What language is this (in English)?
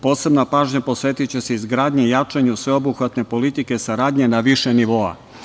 Serbian